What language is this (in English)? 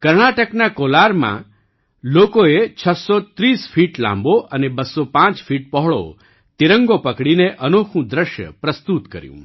Gujarati